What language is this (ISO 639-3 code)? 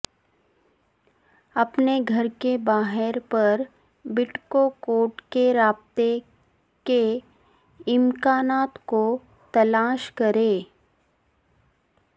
urd